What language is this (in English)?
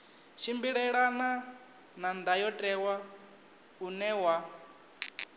Venda